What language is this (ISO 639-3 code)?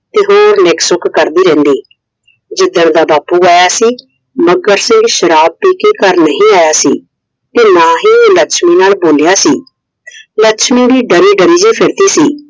pan